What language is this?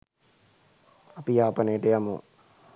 Sinhala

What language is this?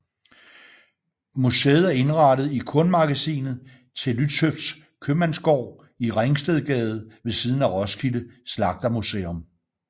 Danish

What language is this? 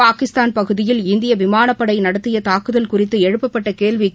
Tamil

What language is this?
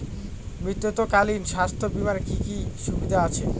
Bangla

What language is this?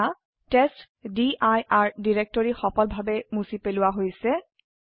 Assamese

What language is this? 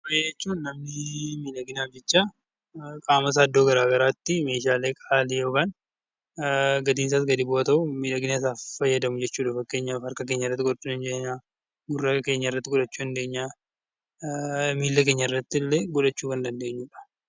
Oromo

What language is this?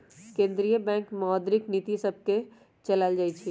Magahi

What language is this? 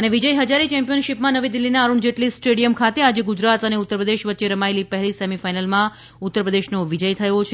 Gujarati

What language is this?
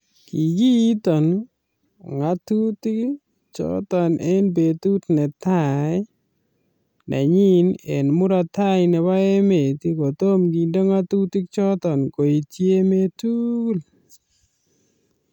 Kalenjin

